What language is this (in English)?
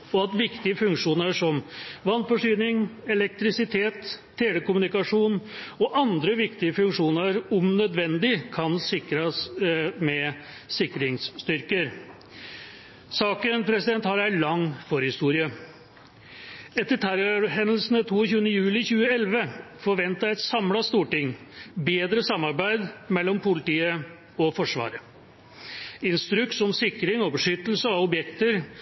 Norwegian Bokmål